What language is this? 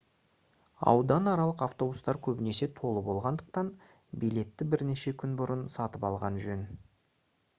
Kazakh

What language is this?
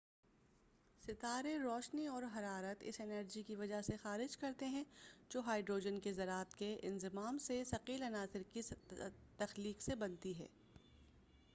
Urdu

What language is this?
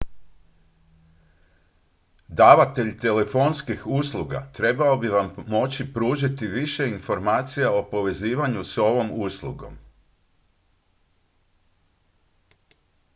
Croatian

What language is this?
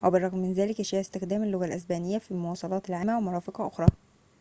Arabic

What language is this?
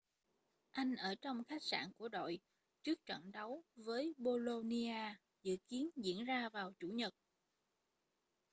Vietnamese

